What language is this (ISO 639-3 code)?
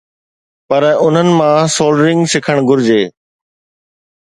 snd